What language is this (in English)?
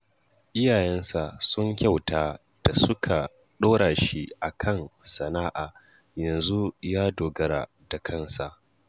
Hausa